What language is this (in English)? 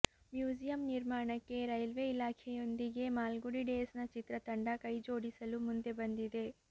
Kannada